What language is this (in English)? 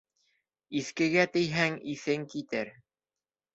Bashkir